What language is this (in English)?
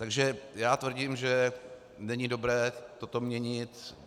Czech